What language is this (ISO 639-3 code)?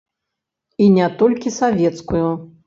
bel